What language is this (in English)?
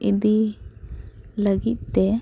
Santali